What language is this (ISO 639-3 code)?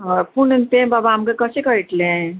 kok